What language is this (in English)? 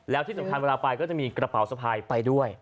Thai